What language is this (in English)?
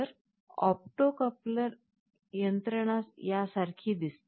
Marathi